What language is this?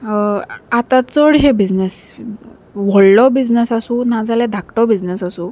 Konkani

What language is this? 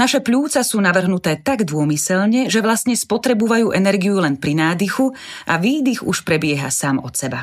Slovak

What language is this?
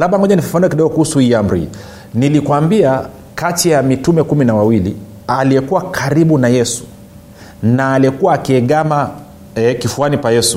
Swahili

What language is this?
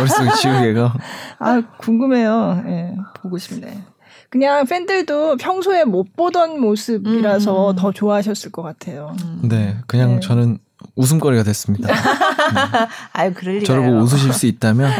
Korean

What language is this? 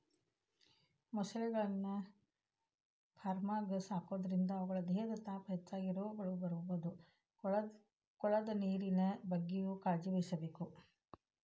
Kannada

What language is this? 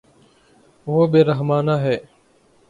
Urdu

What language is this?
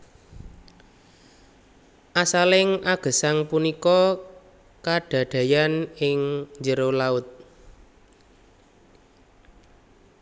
Javanese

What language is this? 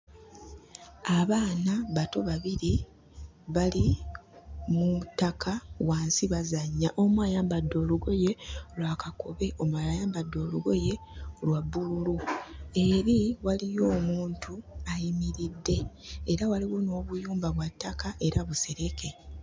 Ganda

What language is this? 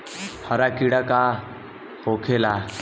Bhojpuri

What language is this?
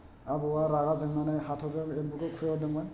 Bodo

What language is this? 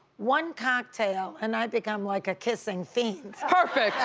English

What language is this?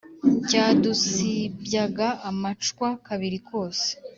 Kinyarwanda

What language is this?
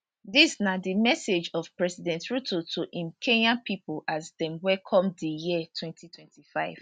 Nigerian Pidgin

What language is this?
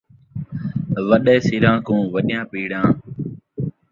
Saraiki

